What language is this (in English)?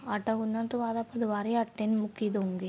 Punjabi